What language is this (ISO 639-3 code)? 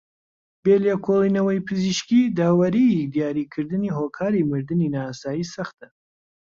ckb